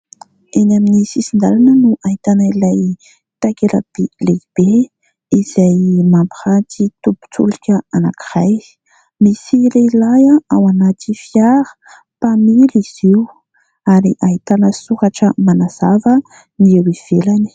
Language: Malagasy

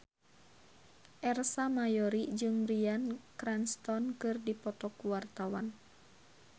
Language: Sundanese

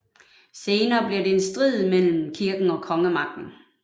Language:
Danish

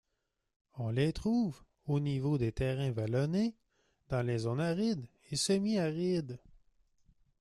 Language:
French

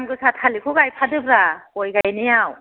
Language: Bodo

